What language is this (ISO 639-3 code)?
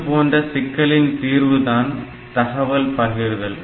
tam